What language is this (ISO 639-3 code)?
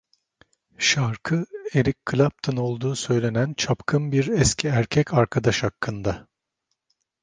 tur